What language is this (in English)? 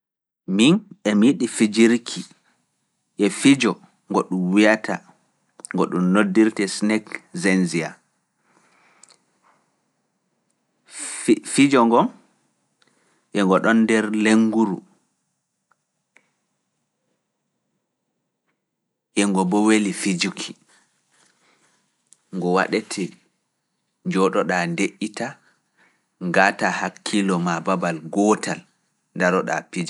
Fula